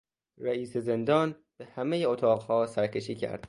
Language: Persian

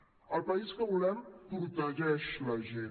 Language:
Catalan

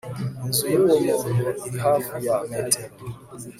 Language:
Kinyarwanda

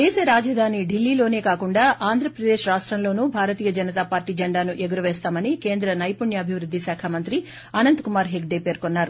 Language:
Telugu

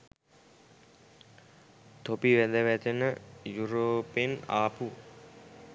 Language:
Sinhala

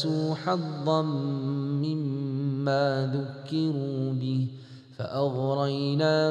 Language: Malay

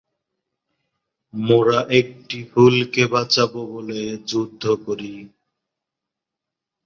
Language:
Bangla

